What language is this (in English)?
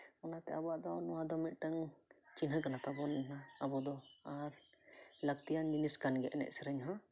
Santali